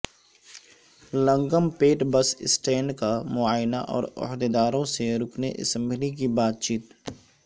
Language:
Urdu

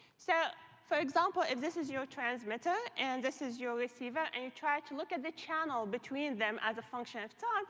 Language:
English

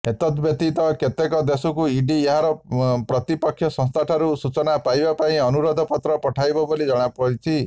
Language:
Odia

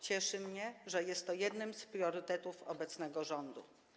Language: Polish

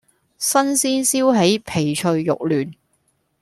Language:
Cantonese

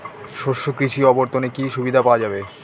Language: Bangla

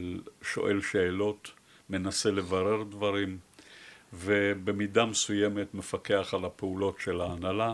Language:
Hebrew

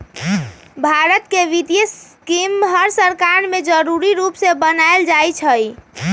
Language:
Magahi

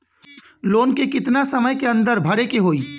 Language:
Bhojpuri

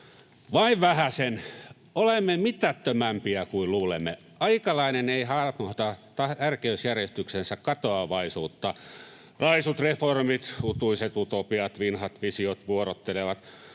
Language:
Finnish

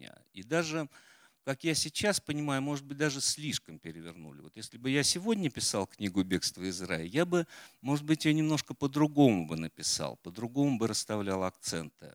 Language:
Russian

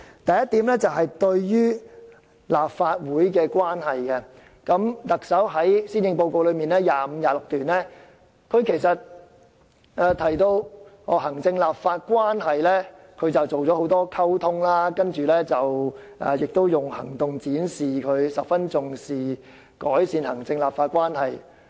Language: Cantonese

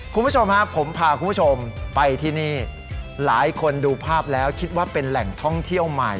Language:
Thai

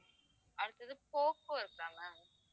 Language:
Tamil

